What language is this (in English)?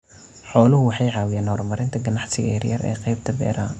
Somali